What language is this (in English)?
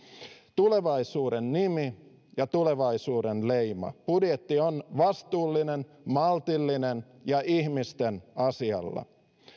Finnish